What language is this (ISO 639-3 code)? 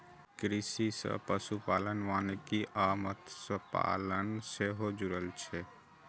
mai